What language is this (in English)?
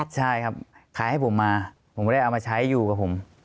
Thai